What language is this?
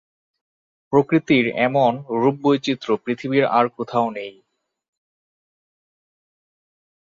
Bangla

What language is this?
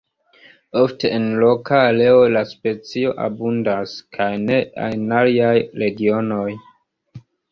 Esperanto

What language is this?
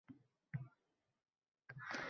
Uzbek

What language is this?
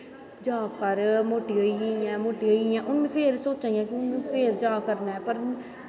Dogri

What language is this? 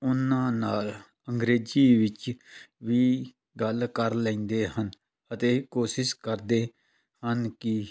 Punjabi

